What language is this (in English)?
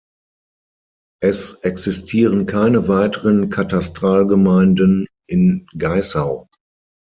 German